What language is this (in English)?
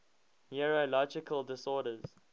English